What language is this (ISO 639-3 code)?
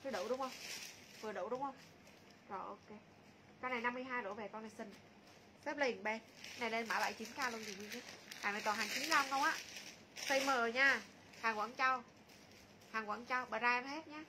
vie